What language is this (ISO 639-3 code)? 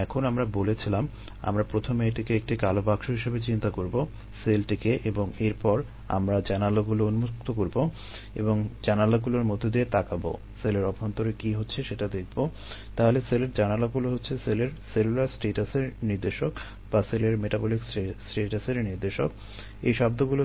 ben